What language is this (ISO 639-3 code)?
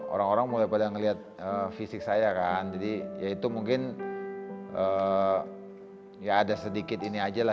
ind